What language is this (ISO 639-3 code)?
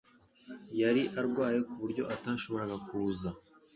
kin